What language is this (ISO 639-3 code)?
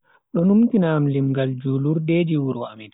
fui